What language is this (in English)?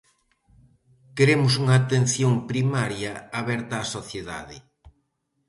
Galician